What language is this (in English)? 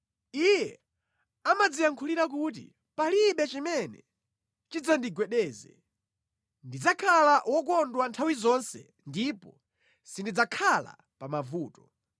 Nyanja